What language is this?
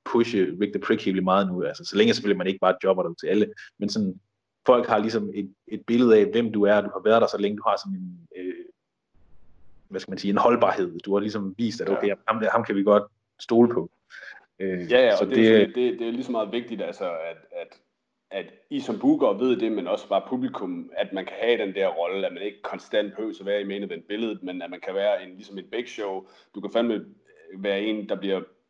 Danish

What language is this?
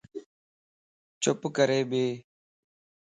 Lasi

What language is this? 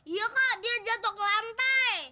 Indonesian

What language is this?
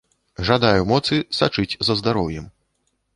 Belarusian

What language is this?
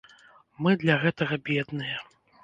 Belarusian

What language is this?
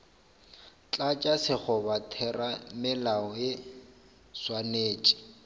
Northern Sotho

